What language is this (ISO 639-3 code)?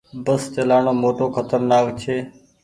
gig